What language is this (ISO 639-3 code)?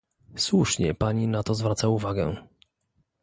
pol